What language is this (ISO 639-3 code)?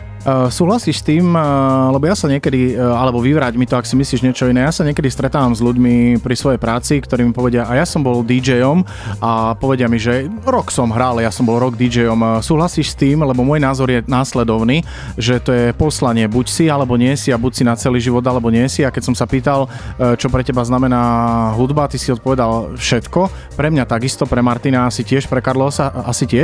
slk